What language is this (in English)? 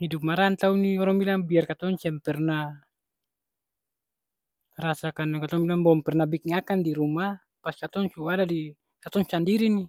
Ambonese Malay